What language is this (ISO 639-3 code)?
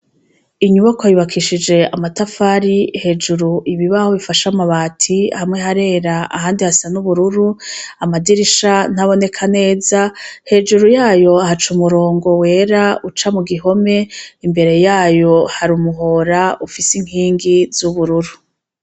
run